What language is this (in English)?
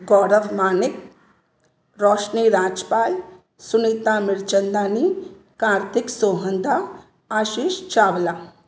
Sindhi